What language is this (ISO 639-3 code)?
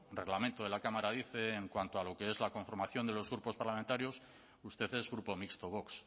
spa